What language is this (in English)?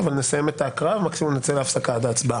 Hebrew